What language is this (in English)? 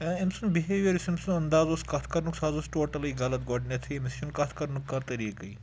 Kashmiri